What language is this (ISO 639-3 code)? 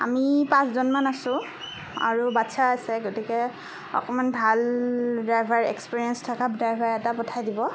asm